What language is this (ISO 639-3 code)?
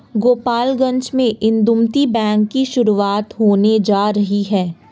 hin